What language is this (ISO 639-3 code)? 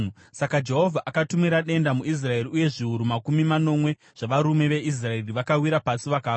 sna